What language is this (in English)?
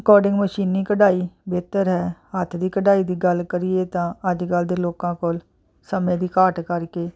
Punjabi